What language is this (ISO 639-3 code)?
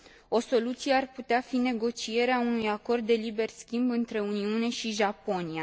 ron